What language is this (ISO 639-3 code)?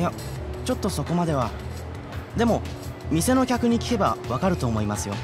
jpn